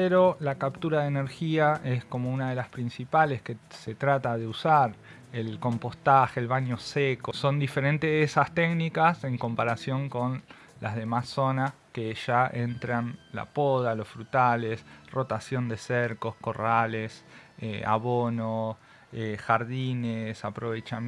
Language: Spanish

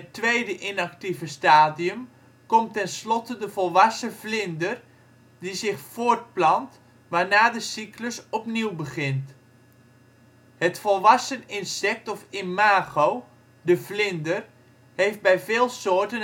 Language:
Dutch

